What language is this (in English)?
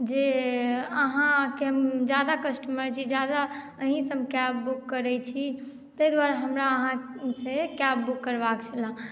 Maithili